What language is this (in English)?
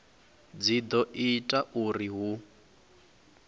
Venda